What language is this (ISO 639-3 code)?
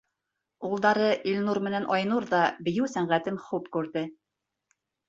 bak